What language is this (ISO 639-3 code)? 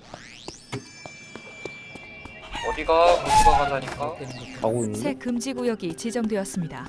kor